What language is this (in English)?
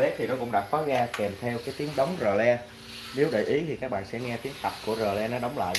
Vietnamese